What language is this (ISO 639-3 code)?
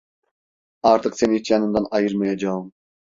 tur